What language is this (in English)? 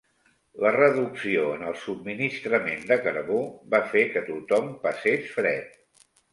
Catalan